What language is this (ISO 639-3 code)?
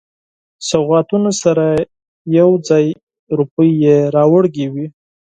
pus